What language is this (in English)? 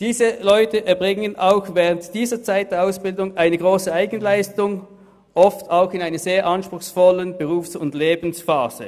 Swiss German